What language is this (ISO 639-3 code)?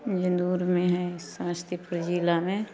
mai